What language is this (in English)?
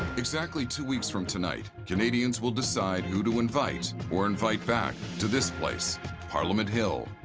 English